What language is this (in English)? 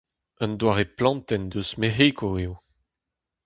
Breton